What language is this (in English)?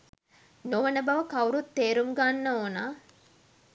Sinhala